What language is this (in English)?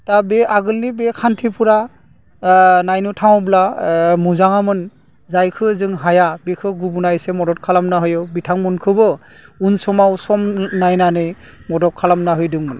Bodo